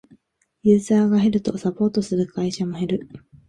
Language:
Japanese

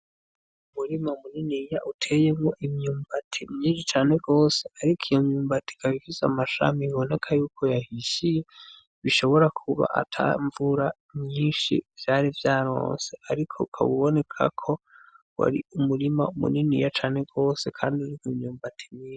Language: Rundi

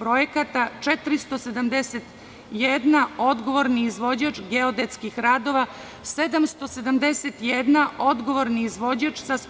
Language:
Serbian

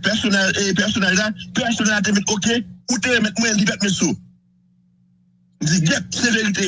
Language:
French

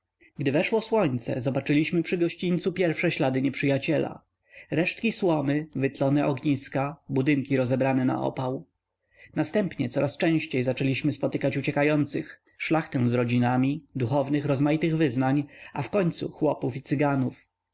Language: Polish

